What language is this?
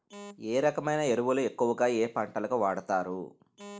Telugu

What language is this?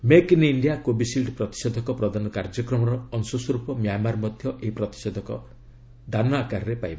Odia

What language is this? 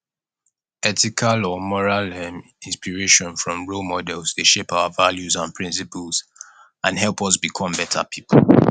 Nigerian Pidgin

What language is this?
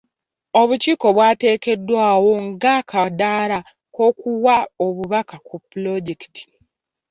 Ganda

